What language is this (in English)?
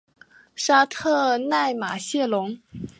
Chinese